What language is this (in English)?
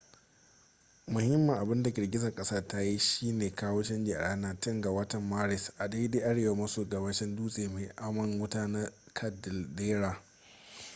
Hausa